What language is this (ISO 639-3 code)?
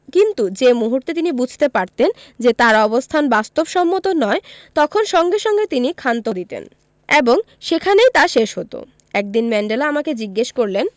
ben